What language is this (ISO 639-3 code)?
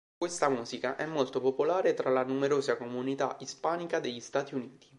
ita